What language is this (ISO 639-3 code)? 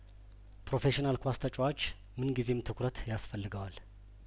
amh